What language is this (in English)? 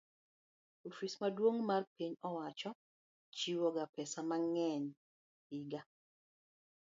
Luo (Kenya and Tanzania)